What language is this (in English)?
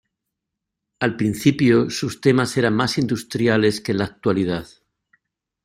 Spanish